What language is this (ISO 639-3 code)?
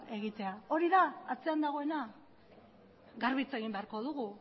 eus